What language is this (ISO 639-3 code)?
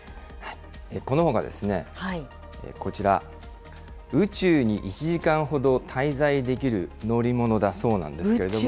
jpn